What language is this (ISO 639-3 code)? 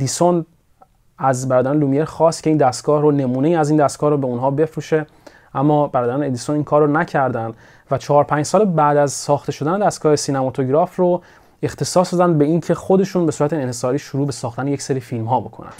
fas